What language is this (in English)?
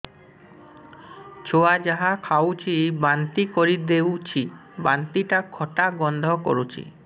Odia